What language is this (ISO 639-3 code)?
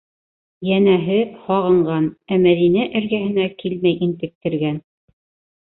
bak